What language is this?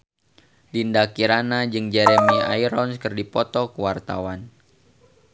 Sundanese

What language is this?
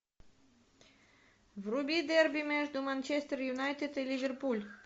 Russian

